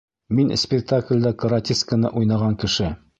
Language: Bashkir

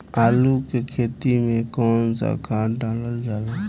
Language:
Bhojpuri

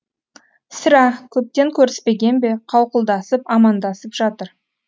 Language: Kazakh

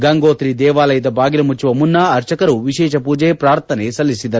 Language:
Kannada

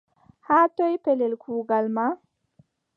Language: Adamawa Fulfulde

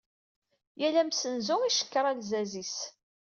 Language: Kabyle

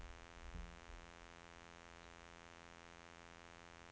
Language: Norwegian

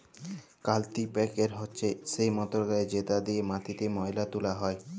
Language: Bangla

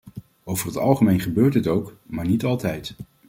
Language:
Dutch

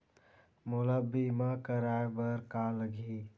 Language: Chhattisgarhi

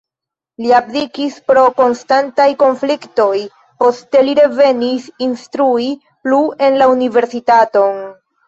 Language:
Esperanto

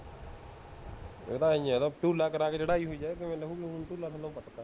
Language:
Punjabi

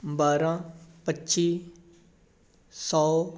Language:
Punjabi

